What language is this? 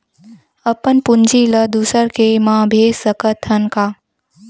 Chhattisgarhi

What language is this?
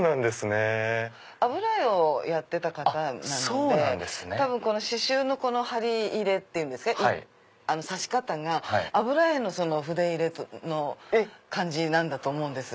Japanese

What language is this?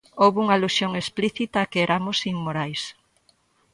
Galician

